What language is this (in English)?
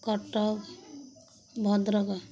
Odia